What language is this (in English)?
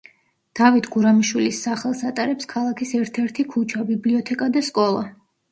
Georgian